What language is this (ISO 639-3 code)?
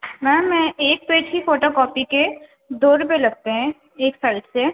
urd